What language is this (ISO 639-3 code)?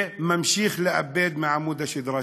heb